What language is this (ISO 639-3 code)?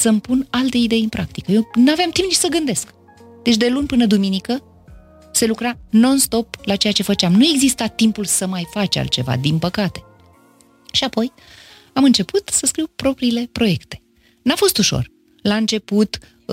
ron